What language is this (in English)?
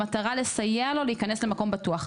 Hebrew